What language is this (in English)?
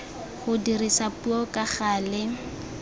Tswana